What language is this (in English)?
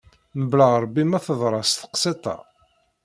Kabyle